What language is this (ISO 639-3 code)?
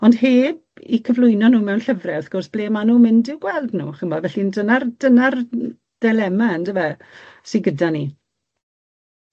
cym